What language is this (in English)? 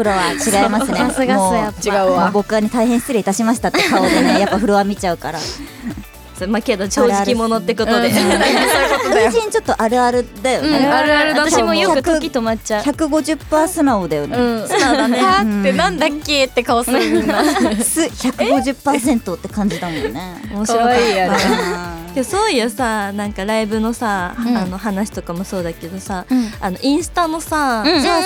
Japanese